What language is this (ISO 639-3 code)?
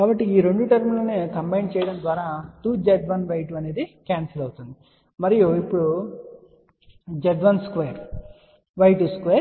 tel